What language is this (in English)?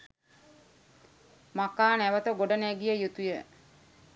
Sinhala